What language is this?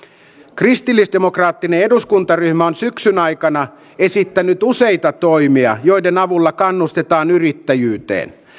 Finnish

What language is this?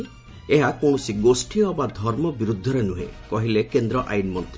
Odia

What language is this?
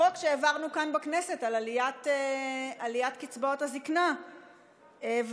Hebrew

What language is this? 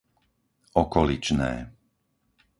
Slovak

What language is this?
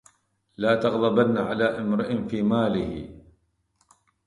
Arabic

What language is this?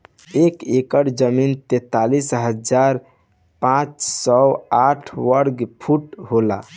Bhojpuri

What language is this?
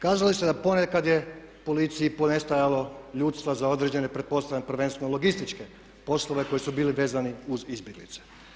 Croatian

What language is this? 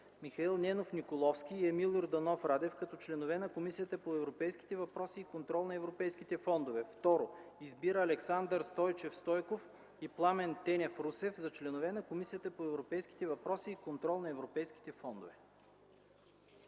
Bulgarian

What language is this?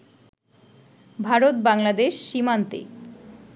Bangla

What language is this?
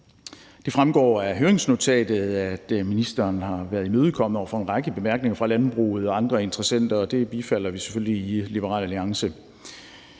Danish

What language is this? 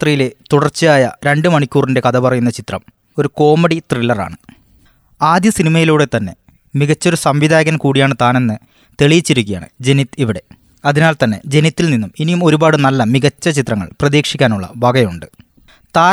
Malayalam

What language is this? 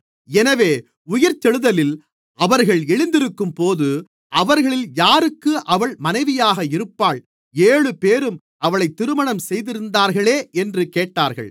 Tamil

